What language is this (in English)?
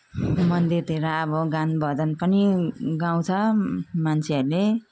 Nepali